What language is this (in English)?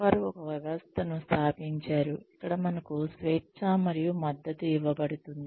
Telugu